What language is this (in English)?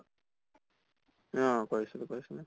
Assamese